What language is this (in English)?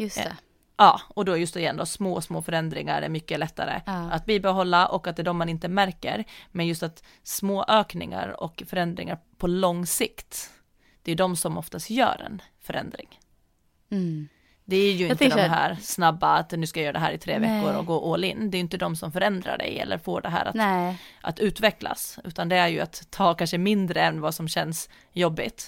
Swedish